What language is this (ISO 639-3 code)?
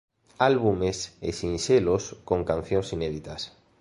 glg